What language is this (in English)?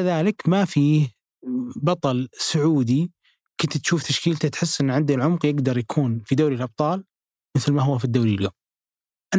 Arabic